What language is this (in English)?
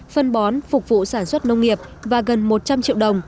Vietnamese